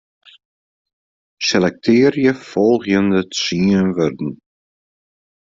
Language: Western Frisian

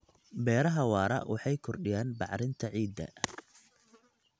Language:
Somali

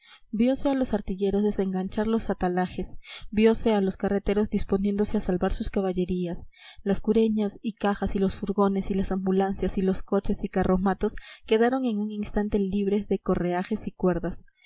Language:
Spanish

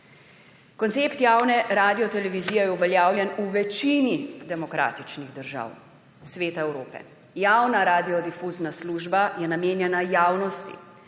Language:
Slovenian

